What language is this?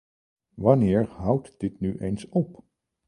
Dutch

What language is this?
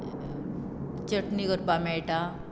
Konkani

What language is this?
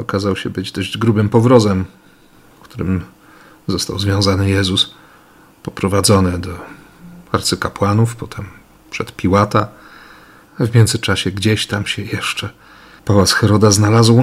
Polish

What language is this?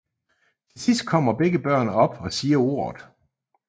Danish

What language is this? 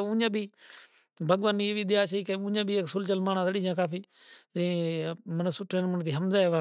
Kachi Koli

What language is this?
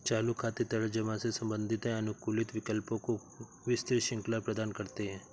Hindi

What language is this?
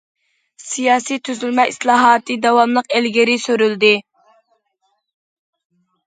Uyghur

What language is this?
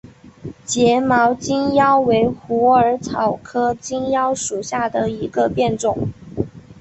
Chinese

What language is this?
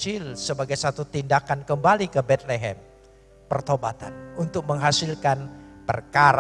Indonesian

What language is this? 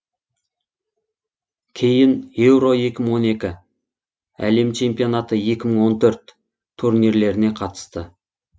Kazakh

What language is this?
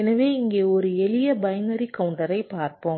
Tamil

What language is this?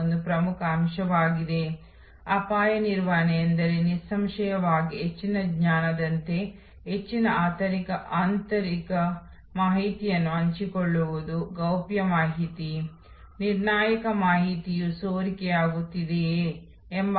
Kannada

